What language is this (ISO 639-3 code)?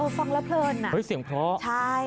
tha